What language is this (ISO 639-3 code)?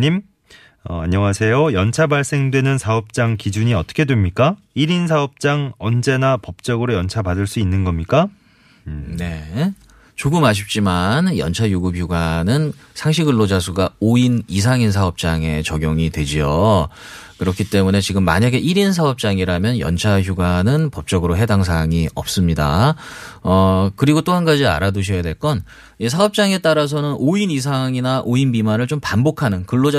kor